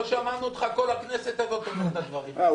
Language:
Hebrew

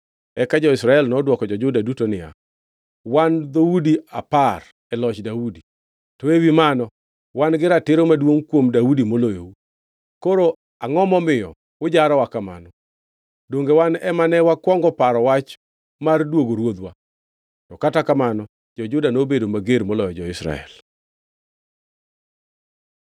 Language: Luo (Kenya and Tanzania)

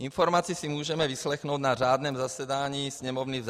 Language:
Czech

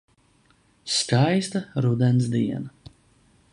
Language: Latvian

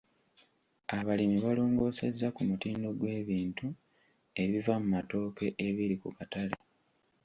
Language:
Ganda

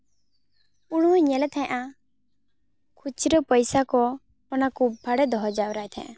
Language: Santali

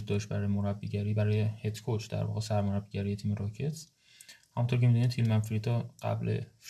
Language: Persian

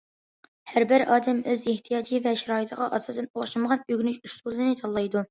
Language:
Uyghur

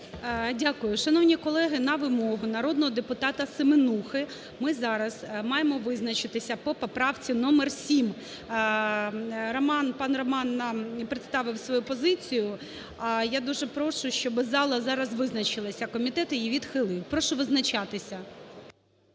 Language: Ukrainian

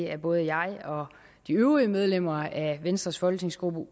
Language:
Danish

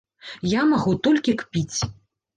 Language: Belarusian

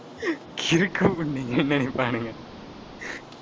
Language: Tamil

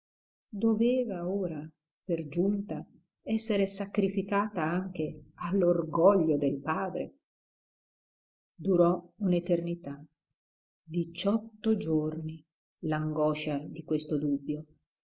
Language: Italian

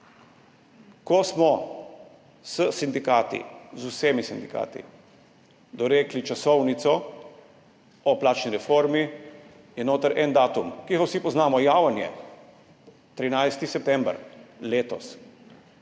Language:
Slovenian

